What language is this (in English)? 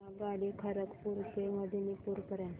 Marathi